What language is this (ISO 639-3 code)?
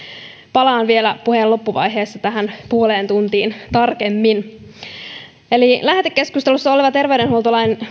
fin